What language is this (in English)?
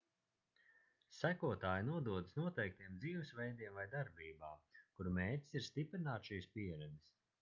Latvian